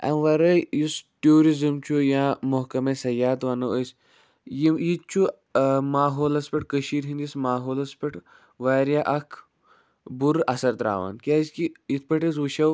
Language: Kashmiri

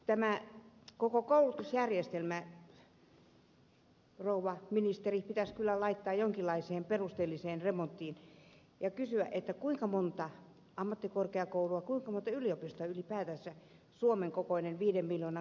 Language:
Finnish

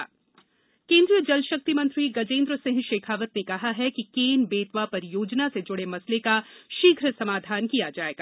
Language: Hindi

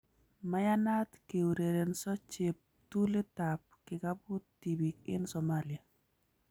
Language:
Kalenjin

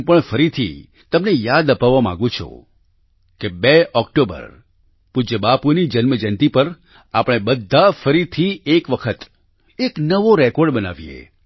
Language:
Gujarati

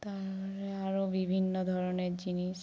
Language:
Bangla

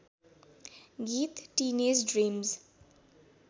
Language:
Nepali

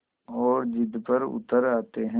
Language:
Hindi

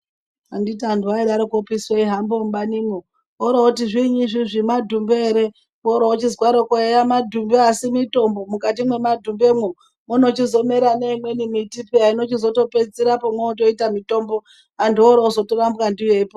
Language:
Ndau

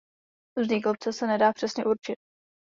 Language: Czech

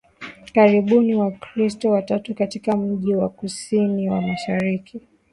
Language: Swahili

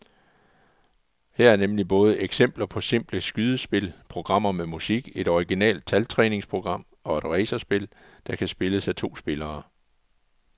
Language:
Danish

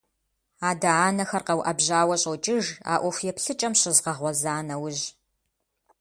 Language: Kabardian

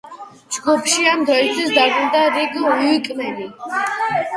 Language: Georgian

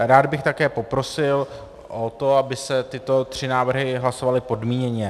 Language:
Czech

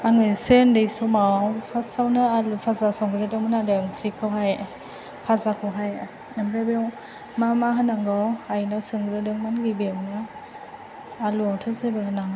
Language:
Bodo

